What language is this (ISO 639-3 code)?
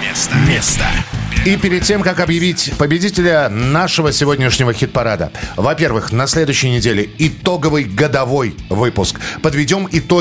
rus